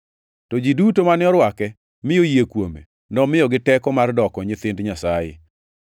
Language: Luo (Kenya and Tanzania)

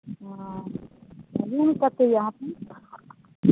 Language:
Maithili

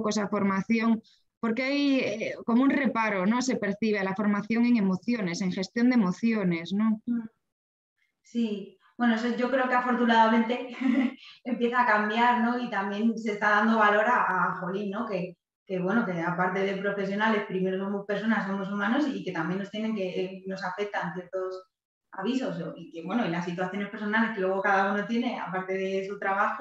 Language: Spanish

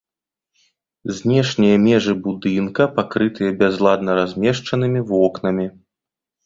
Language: Belarusian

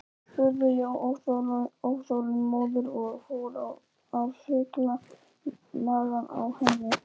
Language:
Icelandic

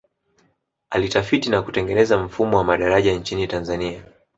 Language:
Swahili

